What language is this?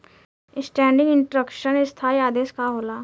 Bhojpuri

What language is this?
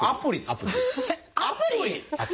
Japanese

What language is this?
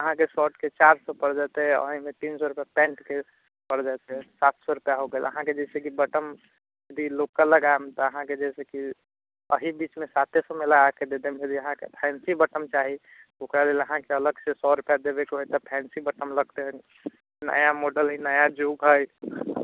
Maithili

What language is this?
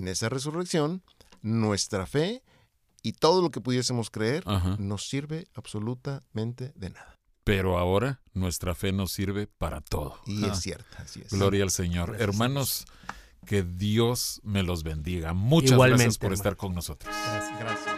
Spanish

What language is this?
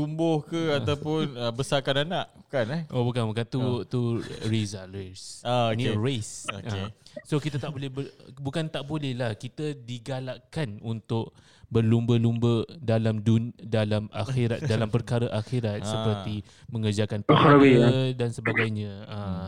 Malay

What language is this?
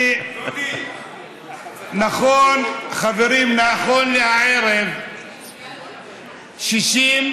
Hebrew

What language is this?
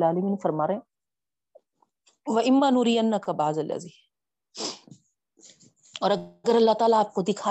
Urdu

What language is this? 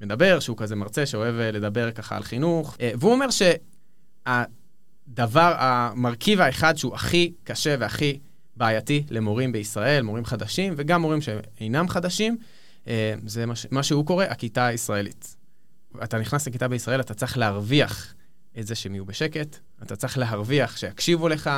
Hebrew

